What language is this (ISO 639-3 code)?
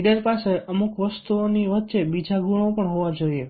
guj